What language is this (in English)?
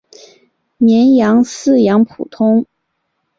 Chinese